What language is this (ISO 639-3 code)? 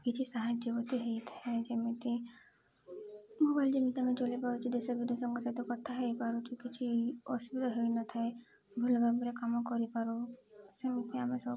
ori